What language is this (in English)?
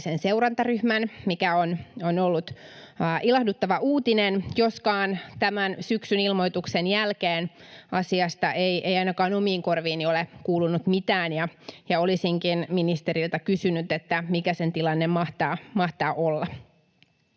Finnish